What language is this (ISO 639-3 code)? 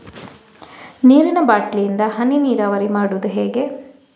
kan